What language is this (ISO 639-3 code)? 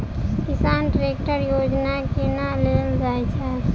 mai